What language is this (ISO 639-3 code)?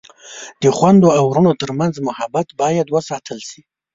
pus